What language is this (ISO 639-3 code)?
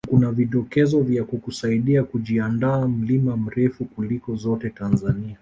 swa